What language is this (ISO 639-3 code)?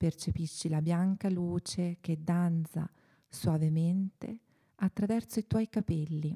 ita